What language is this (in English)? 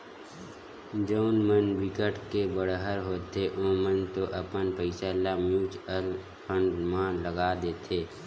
Chhattisgarhi